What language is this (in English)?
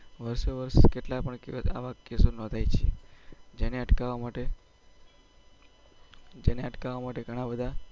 Gujarati